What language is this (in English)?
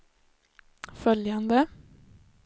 Swedish